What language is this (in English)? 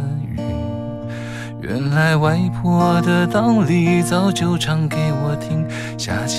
Chinese